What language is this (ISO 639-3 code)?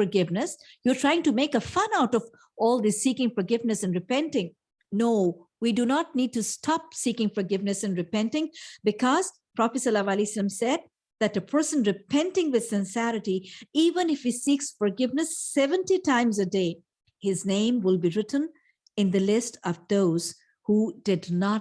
eng